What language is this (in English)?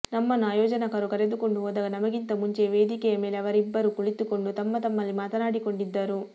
Kannada